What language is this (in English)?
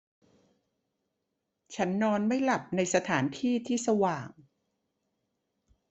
Thai